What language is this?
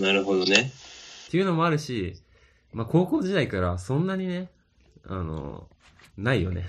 Japanese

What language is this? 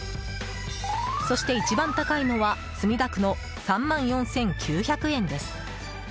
Japanese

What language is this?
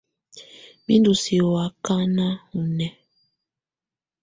Tunen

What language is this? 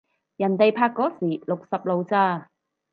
Cantonese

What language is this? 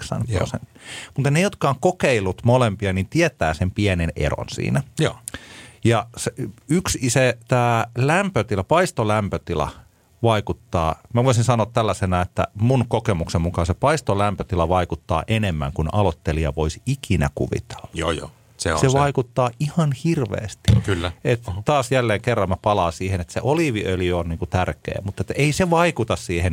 Finnish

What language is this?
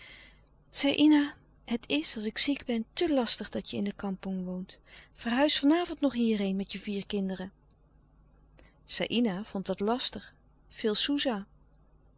Dutch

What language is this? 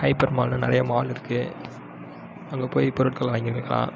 Tamil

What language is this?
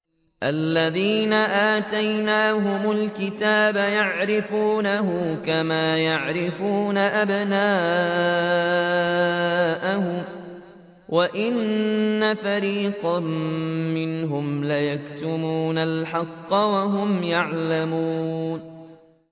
Arabic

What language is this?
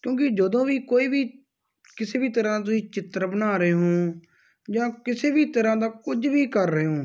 Punjabi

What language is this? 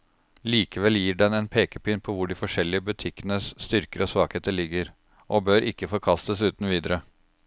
Norwegian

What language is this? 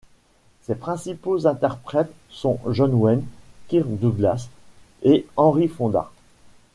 French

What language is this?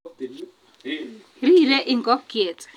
Kalenjin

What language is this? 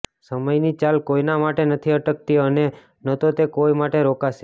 Gujarati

